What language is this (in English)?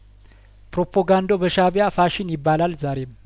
Amharic